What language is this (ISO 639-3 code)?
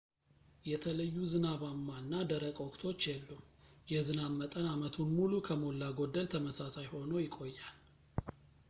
amh